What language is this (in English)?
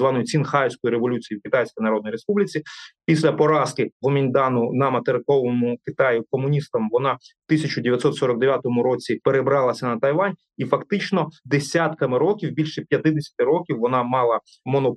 Ukrainian